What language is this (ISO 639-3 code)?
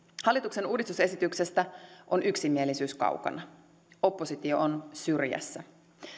fin